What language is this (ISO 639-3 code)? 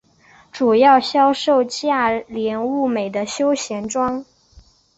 zho